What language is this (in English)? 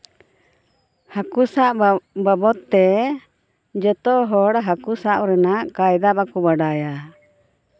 Santali